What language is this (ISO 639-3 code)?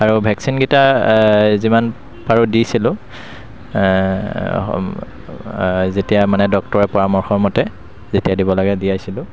asm